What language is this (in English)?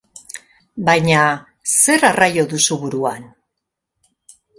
Basque